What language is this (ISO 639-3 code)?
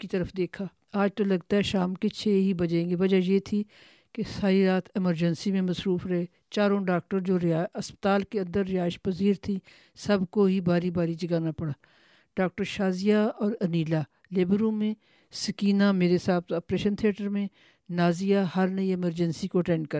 urd